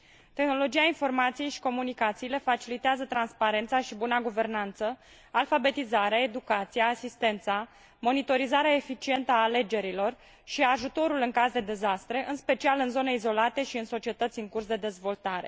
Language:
Romanian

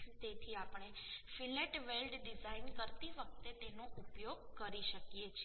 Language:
Gujarati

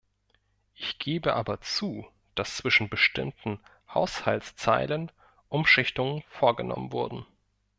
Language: German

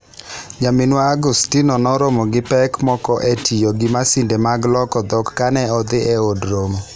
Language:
Luo (Kenya and Tanzania)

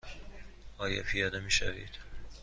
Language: Persian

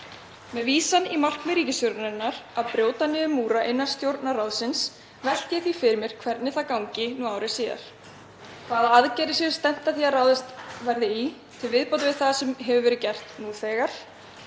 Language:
Icelandic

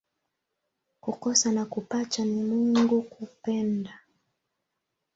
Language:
Swahili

